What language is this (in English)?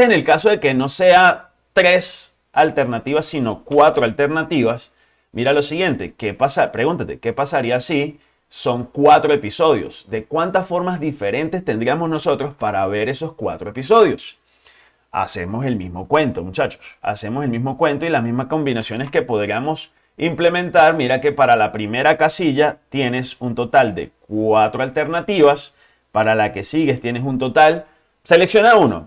Spanish